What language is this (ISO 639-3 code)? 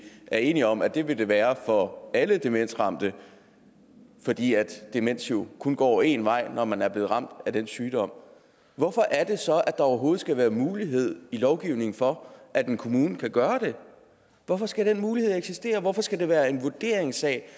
dan